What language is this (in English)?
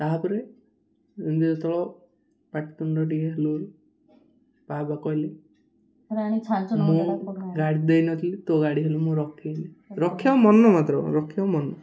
Odia